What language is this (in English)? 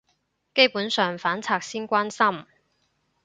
Cantonese